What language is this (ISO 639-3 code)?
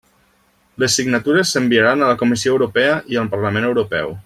cat